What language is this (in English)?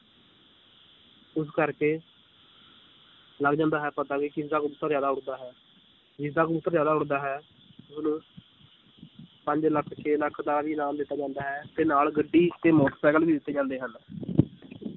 Punjabi